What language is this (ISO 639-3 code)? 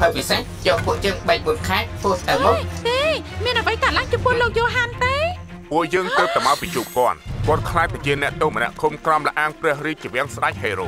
tha